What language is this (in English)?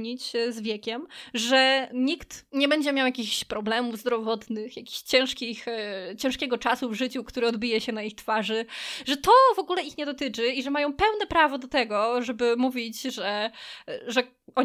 Polish